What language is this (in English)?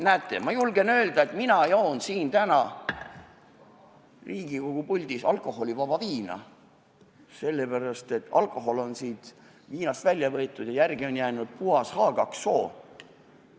Estonian